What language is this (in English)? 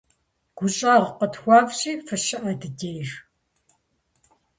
Kabardian